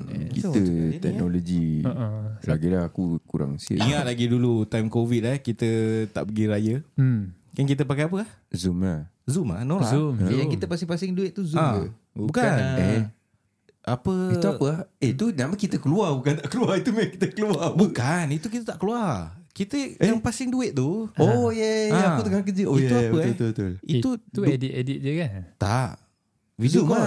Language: Malay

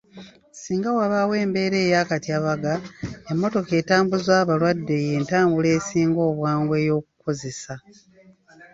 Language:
Ganda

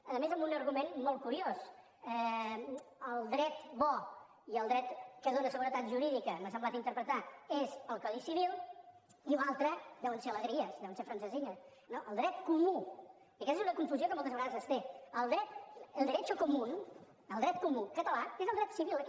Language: Catalan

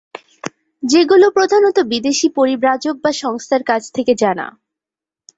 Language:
Bangla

